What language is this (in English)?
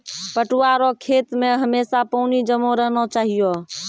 Maithili